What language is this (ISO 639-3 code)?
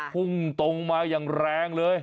tha